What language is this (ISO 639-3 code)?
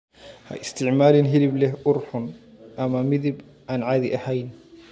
som